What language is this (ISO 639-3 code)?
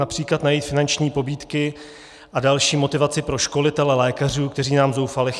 ces